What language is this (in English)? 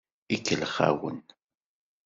Kabyle